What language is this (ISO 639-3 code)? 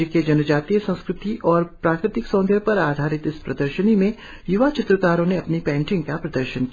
hin